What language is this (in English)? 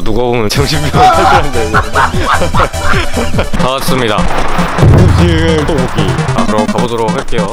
Korean